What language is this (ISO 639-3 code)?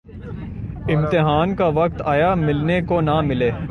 urd